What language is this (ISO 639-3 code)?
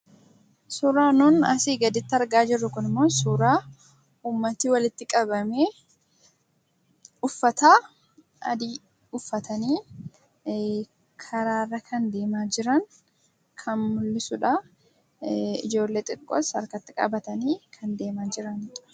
orm